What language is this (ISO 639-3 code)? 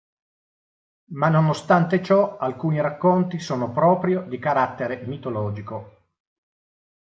ita